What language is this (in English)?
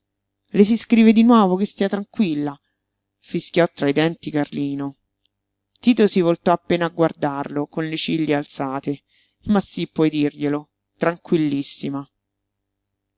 Italian